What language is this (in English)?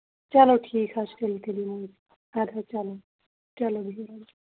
Kashmiri